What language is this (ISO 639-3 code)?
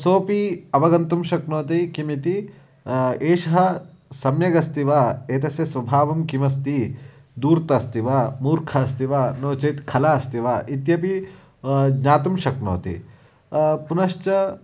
san